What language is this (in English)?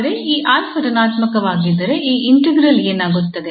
Kannada